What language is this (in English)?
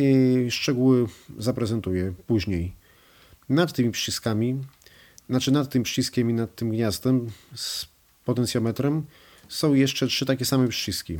Polish